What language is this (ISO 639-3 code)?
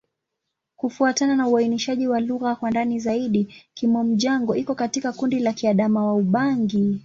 swa